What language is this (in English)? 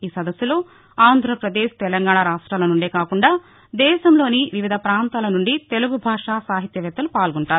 Telugu